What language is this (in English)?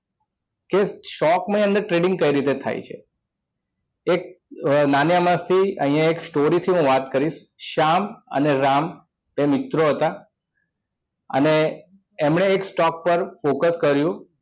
Gujarati